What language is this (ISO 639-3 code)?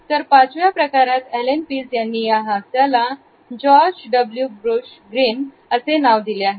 mar